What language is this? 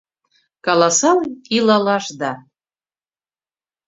Mari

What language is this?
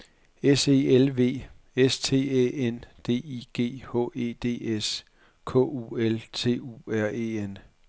Danish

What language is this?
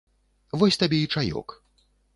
Belarusian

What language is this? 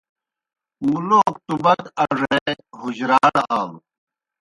Kohistani Shina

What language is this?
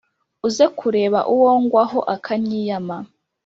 Kinyarwanda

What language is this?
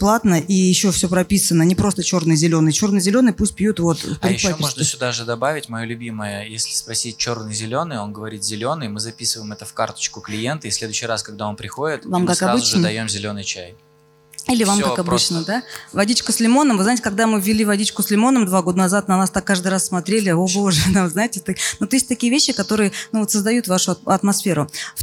Russian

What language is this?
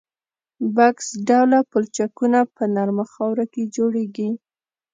Pashto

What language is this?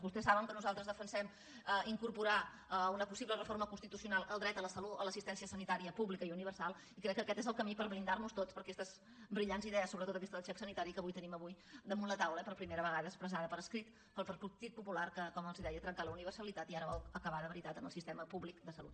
Catalan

